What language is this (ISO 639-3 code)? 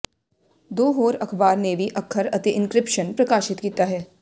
pan